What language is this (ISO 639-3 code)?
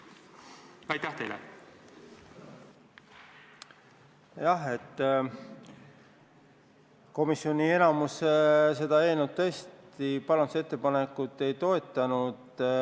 est